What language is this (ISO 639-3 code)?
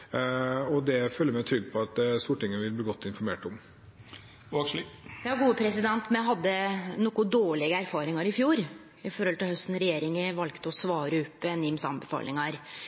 nor